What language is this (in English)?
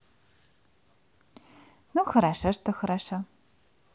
Russian